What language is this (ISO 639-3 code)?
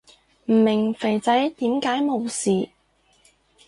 yue